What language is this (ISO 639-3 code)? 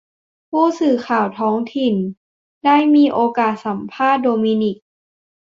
tha